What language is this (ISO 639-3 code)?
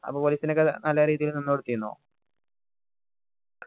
mal